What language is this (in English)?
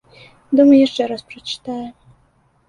Belarusian